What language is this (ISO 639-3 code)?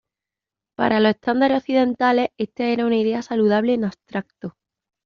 spa